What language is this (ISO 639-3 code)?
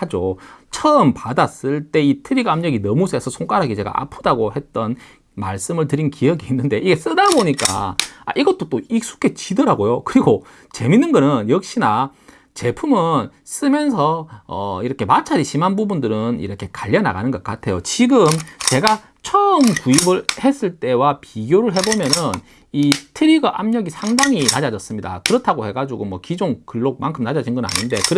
kor